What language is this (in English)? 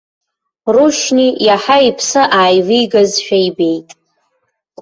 Abkhazian